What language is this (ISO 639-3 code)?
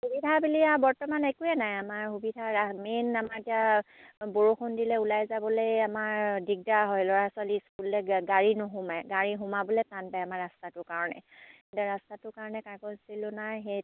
asm